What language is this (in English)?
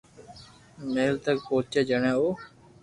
Loarki